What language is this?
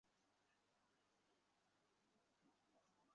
Bangla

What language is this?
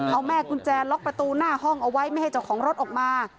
Thai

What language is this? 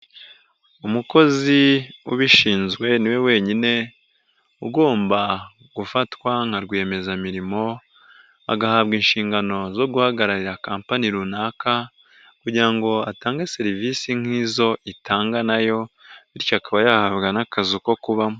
Kinyarwanda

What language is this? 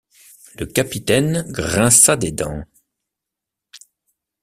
French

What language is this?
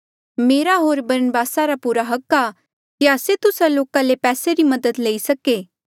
Mandeali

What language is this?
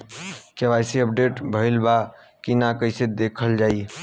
Bhojpuri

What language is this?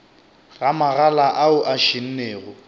Northern Sotho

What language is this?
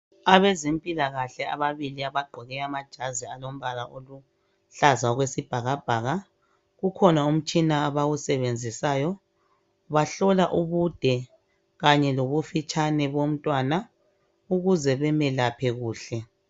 North Ndebele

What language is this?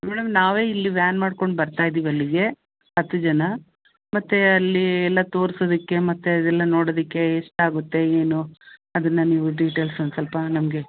Kannada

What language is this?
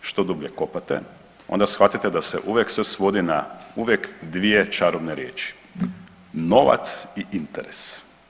Croatian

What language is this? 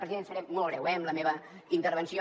Catalan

